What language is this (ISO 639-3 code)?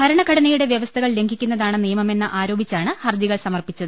mal